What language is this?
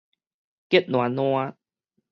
Min Nan Chinese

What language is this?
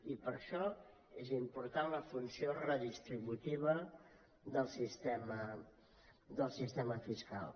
Catalan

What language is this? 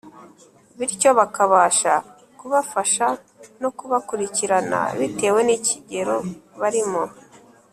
Kinyarwanda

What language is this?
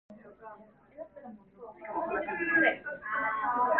Cantonese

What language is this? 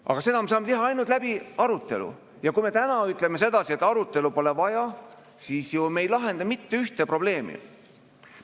Estonian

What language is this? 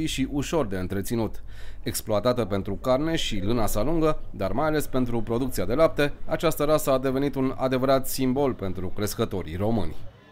Romanian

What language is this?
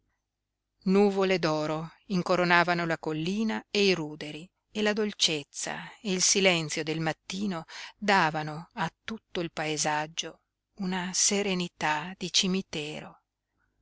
Italian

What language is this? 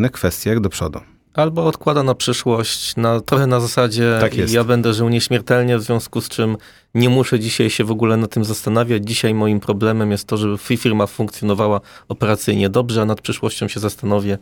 Polish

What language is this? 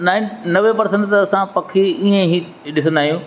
Sindhi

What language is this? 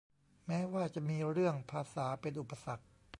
Thai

